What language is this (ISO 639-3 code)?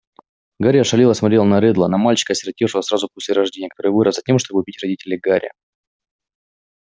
rus